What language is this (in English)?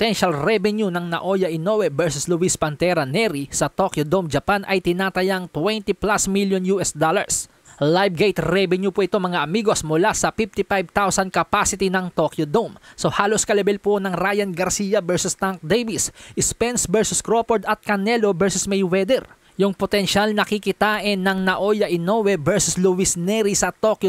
Filipino